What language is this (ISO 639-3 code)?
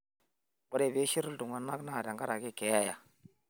mas